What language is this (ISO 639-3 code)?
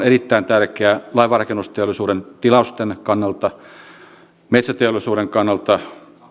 fin